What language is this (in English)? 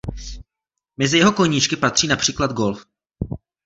Czech